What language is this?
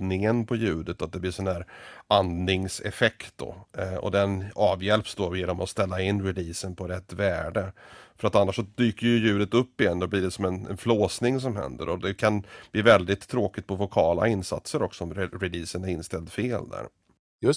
Swedish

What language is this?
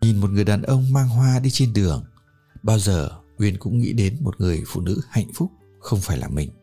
Vietnamese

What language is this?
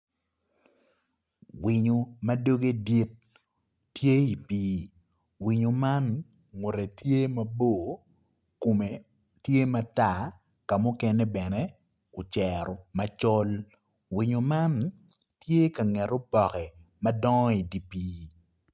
Acoli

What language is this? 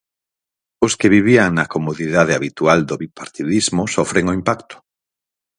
Galician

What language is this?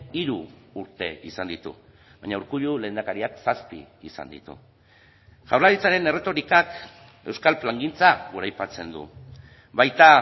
Basque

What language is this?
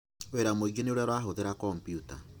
Kikuyu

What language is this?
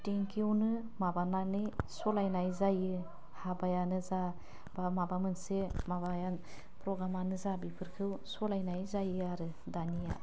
Bodo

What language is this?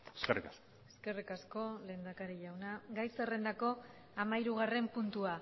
Basque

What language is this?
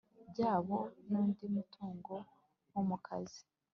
Kinyarwanda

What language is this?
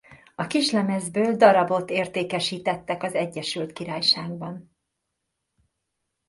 Hungarian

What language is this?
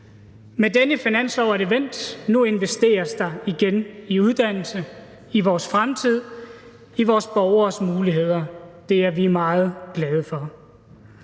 Danish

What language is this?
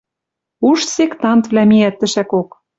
Western Mari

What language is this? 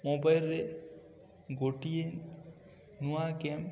Odia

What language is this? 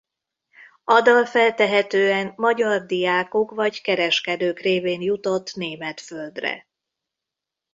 Hungarian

